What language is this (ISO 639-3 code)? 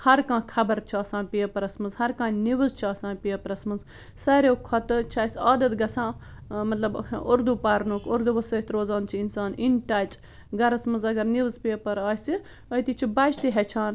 kas